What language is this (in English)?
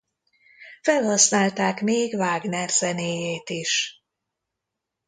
Hungarian